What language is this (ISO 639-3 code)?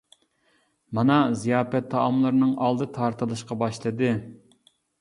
uig